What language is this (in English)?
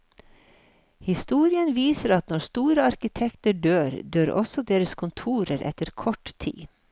Norwegian